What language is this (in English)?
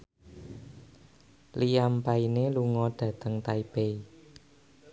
Javanese